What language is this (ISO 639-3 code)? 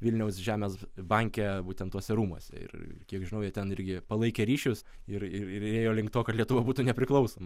lit